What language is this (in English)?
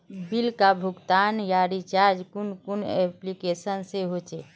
Magahi